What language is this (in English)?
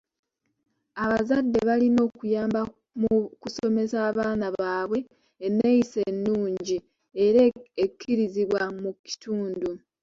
Ganda